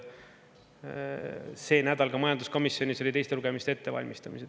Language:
Estonian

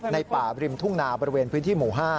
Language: Thai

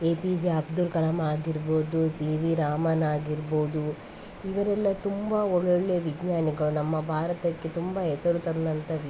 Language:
Kannada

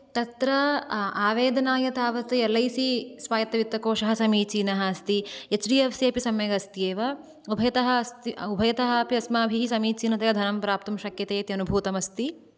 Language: Sanskrit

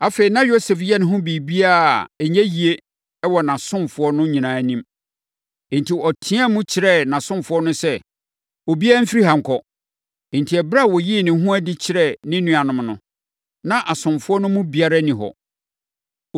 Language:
Akan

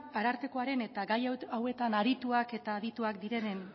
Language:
Basque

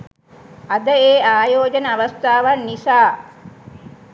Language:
Sinhala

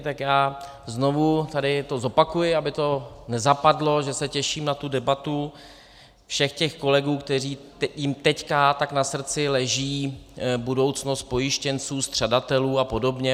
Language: Czech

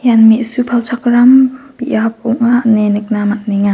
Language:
Garo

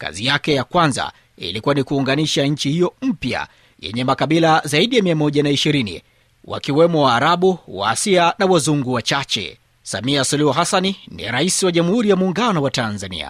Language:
Swahili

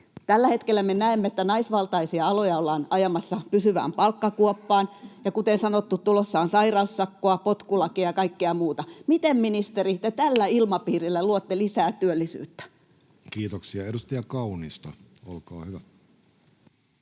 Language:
Finnish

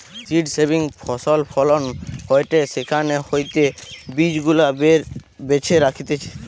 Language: Bangla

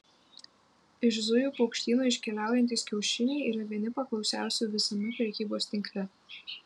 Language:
Lithuanian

